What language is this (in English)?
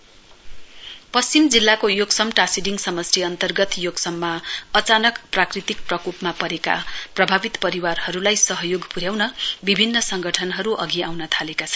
Nepali